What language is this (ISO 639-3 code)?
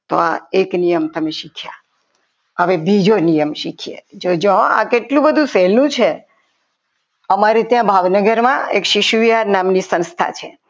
guj